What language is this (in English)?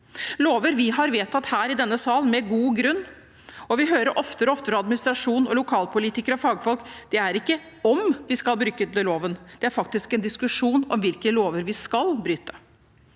Norwegian